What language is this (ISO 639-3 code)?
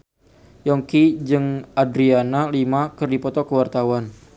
sun